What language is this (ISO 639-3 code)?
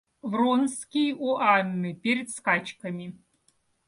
rus